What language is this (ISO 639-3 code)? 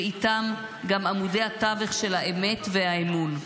heb